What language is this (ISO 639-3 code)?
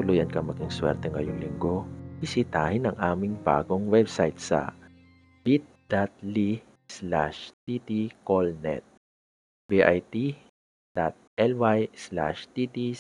fil